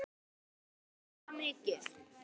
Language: Icelandic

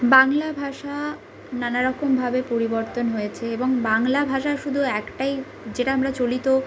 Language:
Bangla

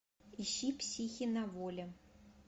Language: Russian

